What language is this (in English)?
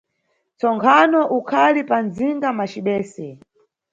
Nyungwe